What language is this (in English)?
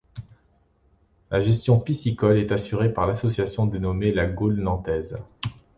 French